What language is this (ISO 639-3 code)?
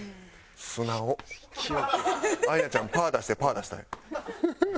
jpn